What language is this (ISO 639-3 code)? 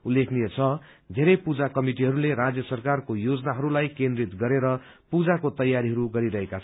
nep